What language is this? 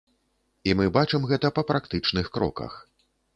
Belarusian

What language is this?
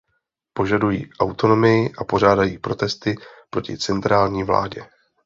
Czech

